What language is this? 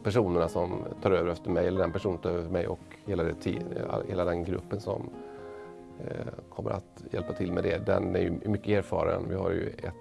Swedish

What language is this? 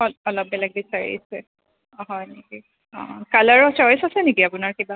Assamese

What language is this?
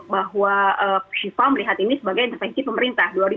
Indonesian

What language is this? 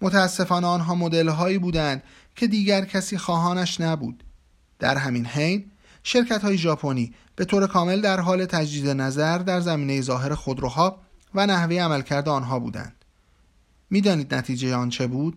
Persian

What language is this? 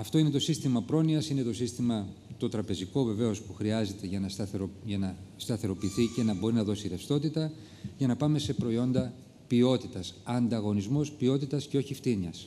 Greek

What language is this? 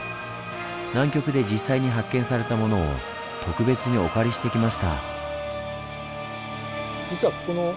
Japanese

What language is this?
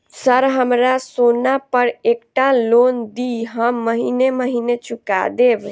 Maithili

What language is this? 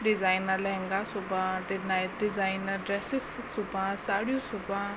Sindhi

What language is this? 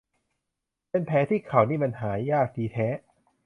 Thai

